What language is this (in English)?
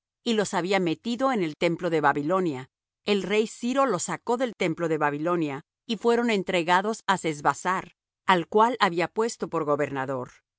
Spanish